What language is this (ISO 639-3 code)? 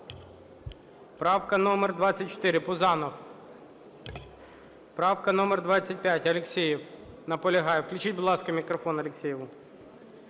ukr